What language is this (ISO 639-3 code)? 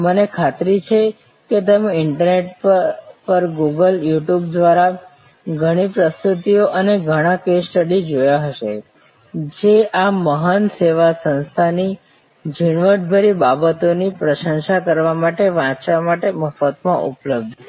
guj